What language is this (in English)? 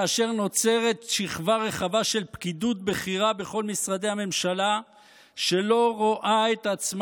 Hebrew